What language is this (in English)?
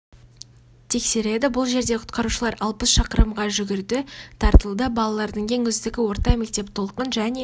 Kazakh